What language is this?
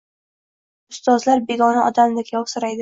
Uzbek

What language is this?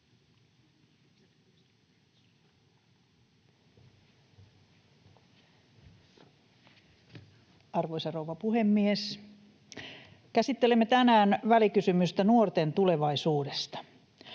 Finnish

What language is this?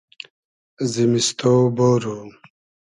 Hazaragi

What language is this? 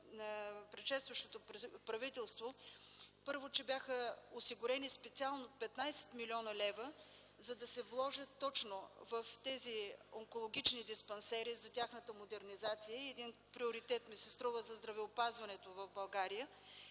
Bulgarian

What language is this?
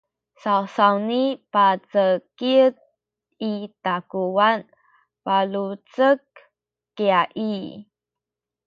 Sakizaya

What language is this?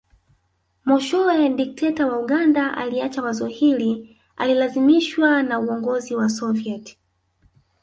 Swahili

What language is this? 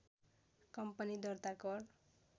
Nepali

